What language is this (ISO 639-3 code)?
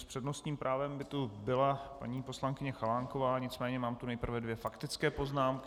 ces